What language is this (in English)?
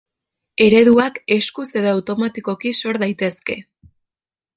Basque